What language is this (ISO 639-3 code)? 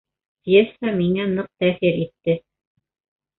bak